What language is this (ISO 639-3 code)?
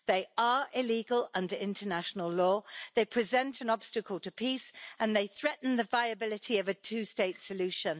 eng